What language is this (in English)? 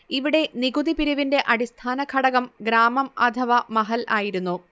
Malayalam